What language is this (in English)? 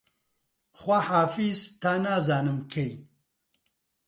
Central Kurdish